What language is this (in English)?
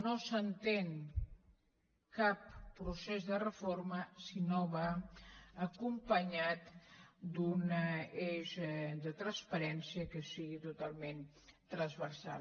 Catalan